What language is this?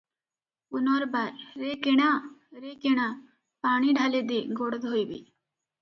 Odia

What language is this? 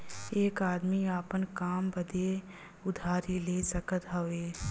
Bhojpuri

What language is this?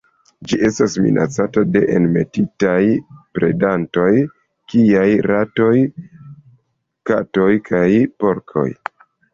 Esperanto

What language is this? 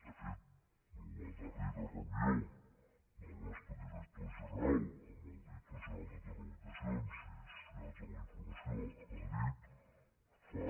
Catalan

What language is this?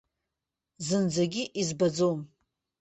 Abkhazian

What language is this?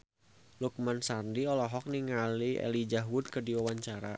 Sundanese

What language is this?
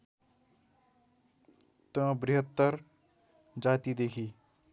Nepali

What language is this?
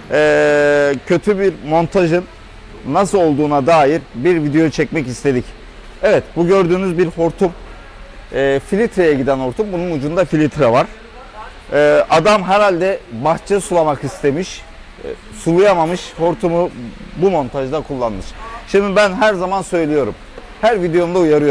Turkish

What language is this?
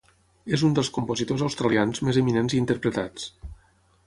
Catalan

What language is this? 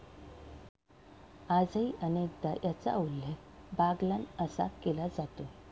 Marathi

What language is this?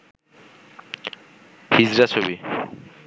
Bangla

